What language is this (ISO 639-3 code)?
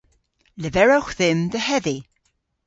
cor